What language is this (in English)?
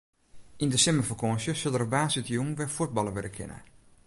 Western Frisian